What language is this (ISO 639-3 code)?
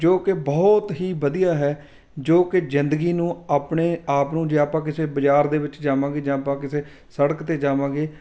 pan